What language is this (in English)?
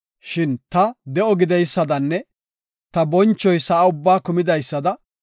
Gofa